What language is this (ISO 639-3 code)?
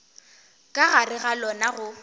nso